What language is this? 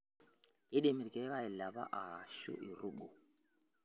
Masai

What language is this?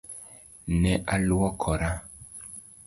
Luo (Kenya and Tanzania)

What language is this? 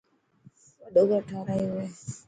Dhatki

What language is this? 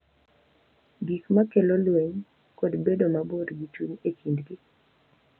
Luo (Kenya and Tanzania)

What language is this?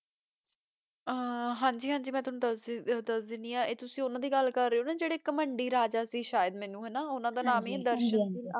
Punjabi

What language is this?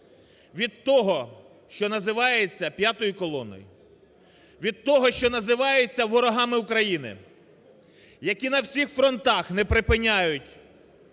Ukrainian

